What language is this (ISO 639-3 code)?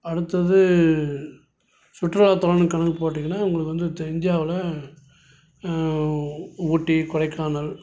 tam